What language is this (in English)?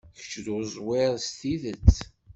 Kabyle